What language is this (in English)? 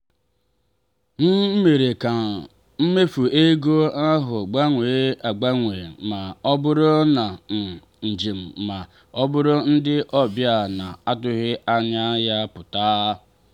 Igbo